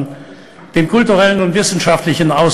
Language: Hebrew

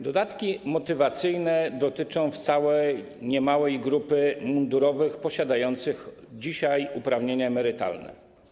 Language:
Polish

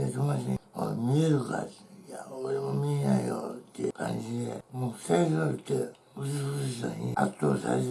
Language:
Japanese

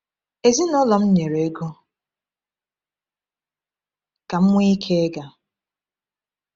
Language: Igbo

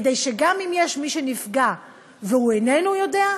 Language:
Hebrew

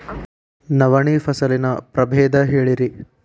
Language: Kannada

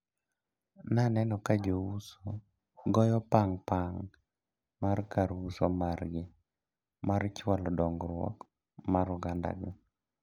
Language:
Luo (Kenya and Tanzania)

